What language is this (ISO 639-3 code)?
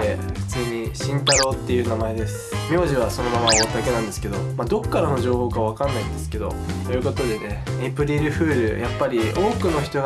jpn